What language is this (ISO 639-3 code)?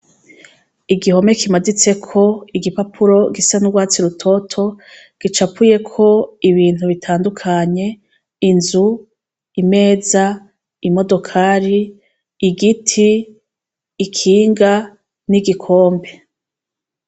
run